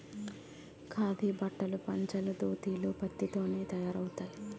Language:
Telugu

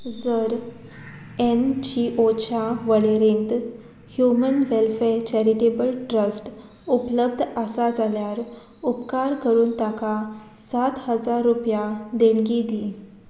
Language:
Konkani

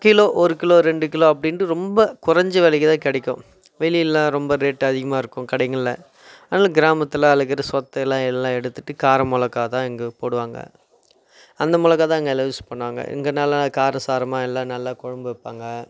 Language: Tamil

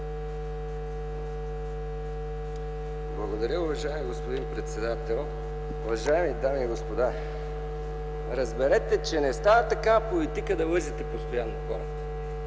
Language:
Bulgarian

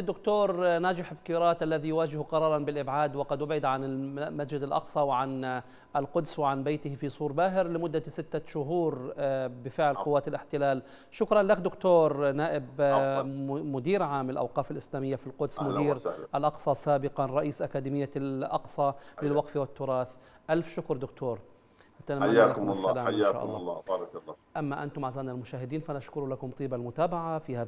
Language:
Arabic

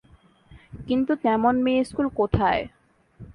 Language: Bangla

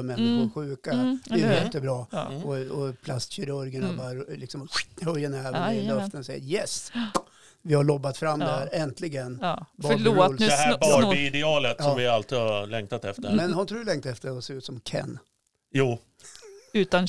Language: Swedish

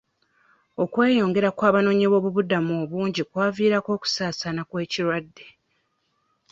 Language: Ganda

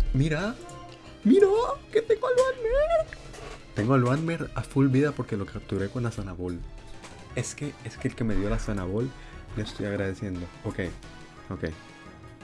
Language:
Spanish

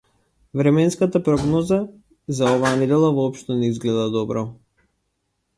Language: Macedonian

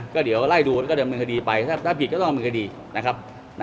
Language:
Thai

